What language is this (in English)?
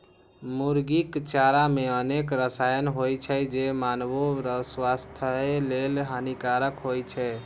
Maithili